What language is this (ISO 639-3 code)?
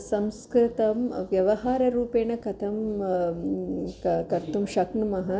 san